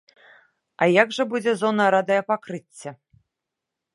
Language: Belarusian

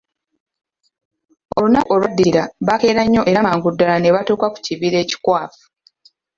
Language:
Ganda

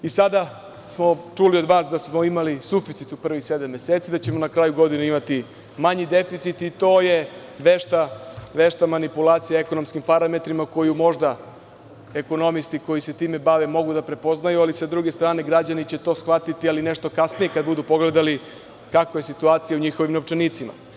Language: Serbian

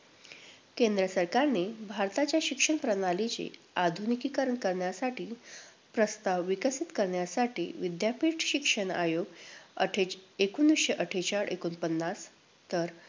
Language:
Marathi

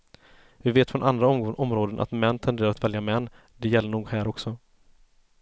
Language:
Swedish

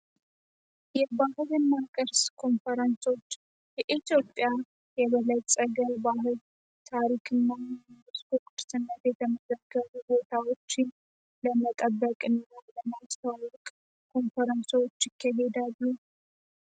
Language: Amharic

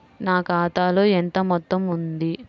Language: Telugu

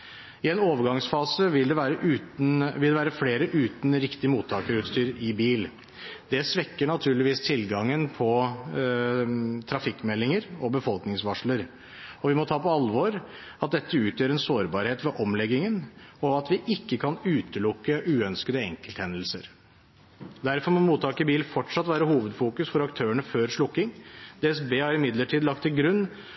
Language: Norwegian Bokmål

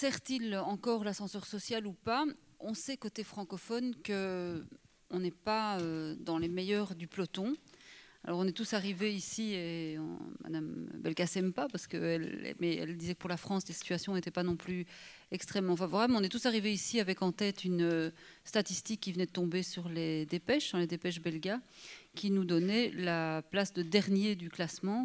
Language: French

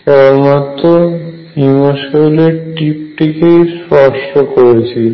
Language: Bangla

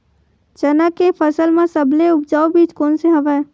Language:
Chhattisgarhi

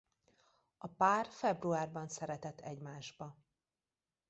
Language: Hungarian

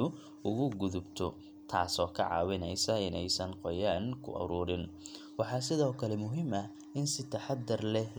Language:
Somali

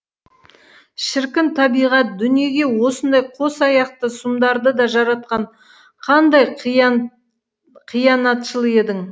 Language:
Kazakh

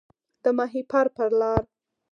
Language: Pashto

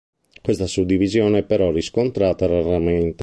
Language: Italian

